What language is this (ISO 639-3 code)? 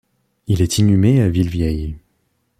fra